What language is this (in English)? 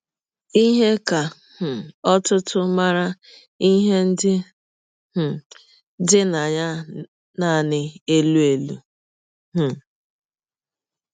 Igbo